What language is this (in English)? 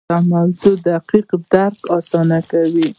Pashto